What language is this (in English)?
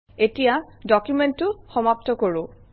Assamese